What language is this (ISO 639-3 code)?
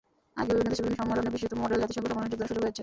ben